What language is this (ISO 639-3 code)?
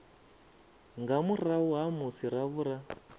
ven